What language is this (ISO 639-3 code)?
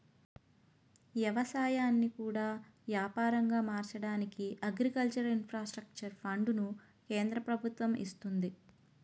tel